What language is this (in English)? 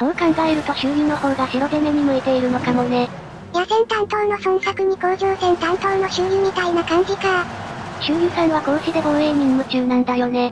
Japanese